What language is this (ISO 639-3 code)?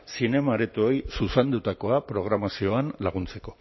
eus